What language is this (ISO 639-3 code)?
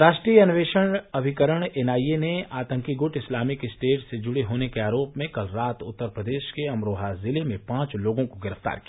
hin